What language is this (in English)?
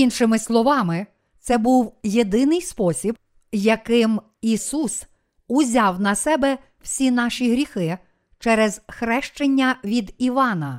Ukrainian